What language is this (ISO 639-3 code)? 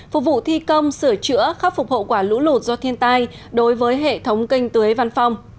vie